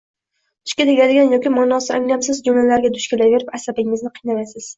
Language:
Uzbek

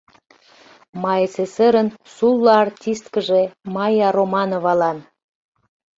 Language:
Mari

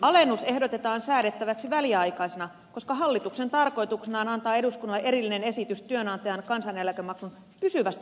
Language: Finnish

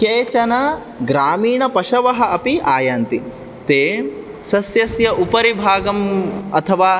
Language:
Sanskrit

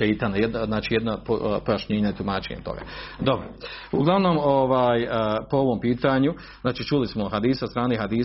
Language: Croatian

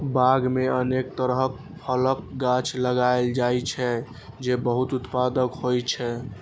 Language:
Maithili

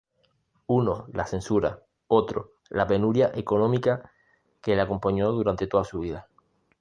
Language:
Spanish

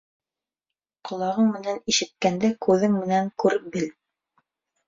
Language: Bashkir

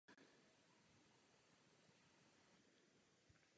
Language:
Czech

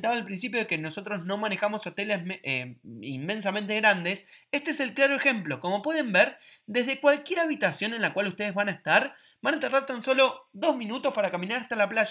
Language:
Spanish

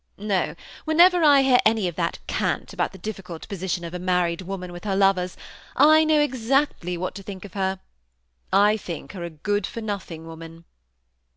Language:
English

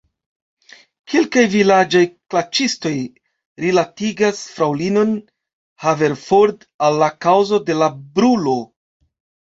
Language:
Esperanto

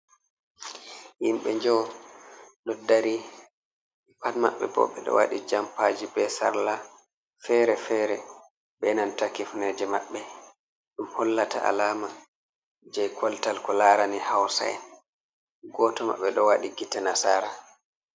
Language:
Fula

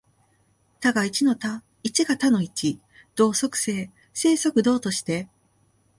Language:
Japanese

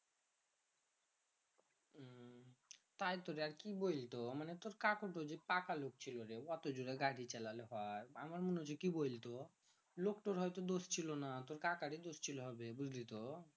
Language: Bangla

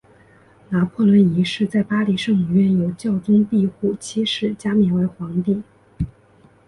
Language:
Chinese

